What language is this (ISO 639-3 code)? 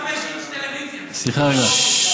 heb